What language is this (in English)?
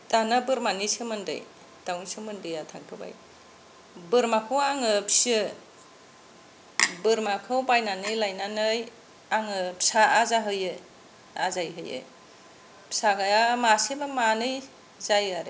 Bodo